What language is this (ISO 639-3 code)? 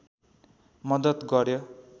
nep